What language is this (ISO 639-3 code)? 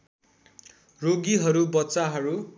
nep